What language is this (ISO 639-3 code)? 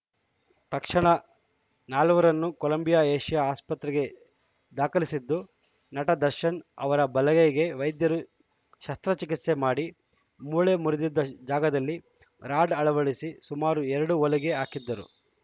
kan